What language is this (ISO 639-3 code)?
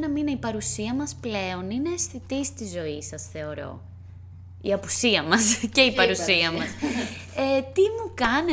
ell